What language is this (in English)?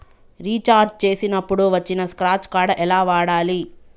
Telugu